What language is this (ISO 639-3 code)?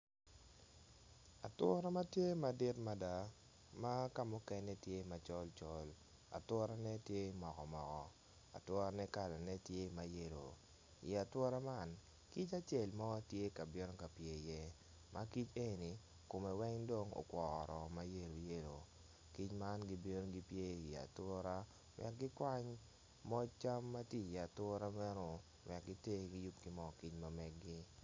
ach